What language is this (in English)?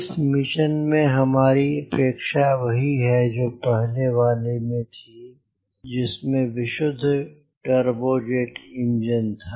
Hindi